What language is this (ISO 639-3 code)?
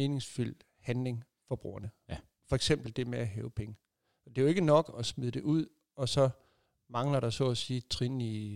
dan